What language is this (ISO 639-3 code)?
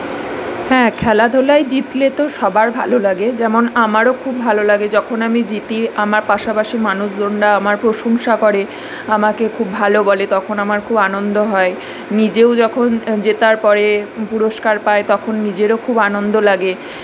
ben